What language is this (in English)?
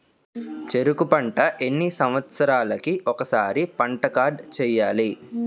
Telugu